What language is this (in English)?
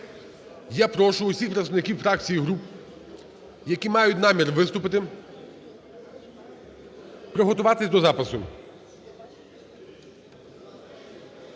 Ukrainian